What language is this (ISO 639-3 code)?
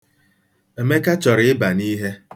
ibo